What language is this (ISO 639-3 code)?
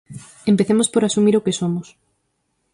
glg